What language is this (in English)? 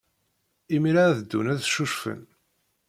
Kabyle